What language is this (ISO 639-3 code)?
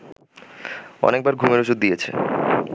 ben